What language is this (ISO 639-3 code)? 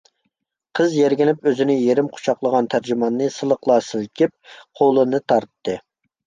uig